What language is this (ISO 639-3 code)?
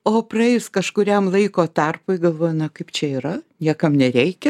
lit